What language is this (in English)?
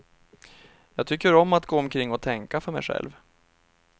Swedish